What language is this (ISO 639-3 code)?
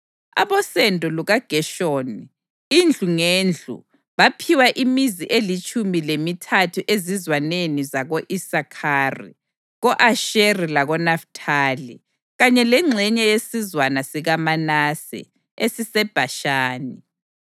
nde